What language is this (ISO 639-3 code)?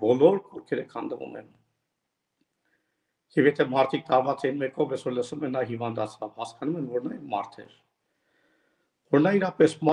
tur